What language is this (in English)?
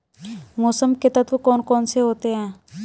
Hindi